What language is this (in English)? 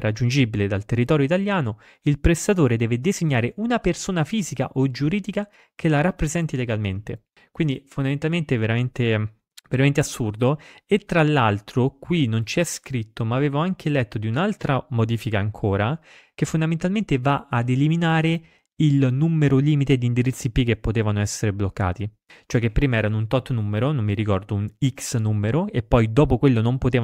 Italian